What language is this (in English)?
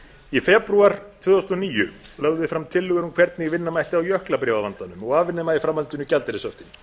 Icelandic